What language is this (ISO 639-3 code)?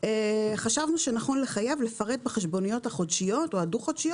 heb